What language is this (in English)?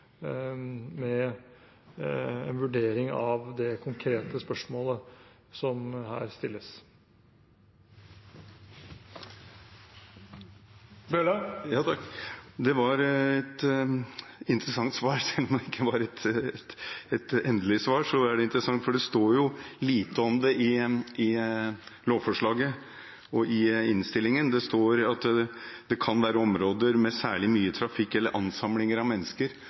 Norwegian Bokmål